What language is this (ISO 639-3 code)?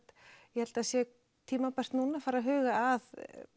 isl